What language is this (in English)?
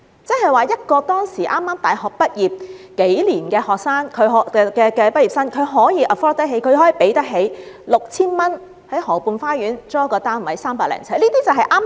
Cantonese